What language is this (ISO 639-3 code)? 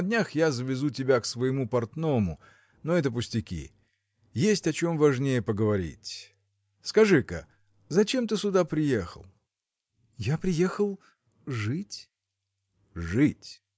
rus